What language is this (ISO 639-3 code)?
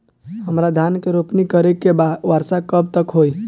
bho